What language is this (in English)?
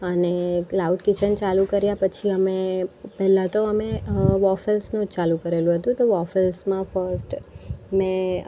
Gujarati